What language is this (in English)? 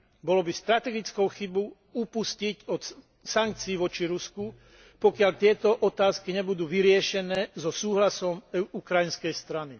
Slovak